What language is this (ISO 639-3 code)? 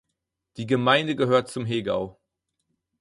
deu